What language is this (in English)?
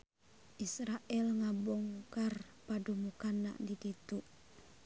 Sundanese